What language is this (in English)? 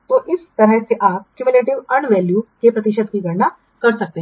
Hindi